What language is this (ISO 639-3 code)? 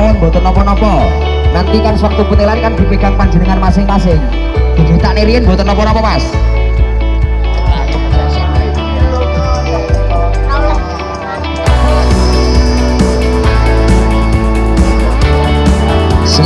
ind